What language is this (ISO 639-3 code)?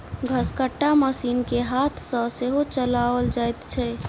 mai